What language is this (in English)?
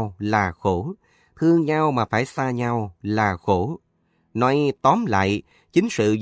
Vietnamese